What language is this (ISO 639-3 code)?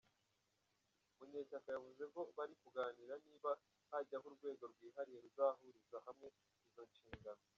kin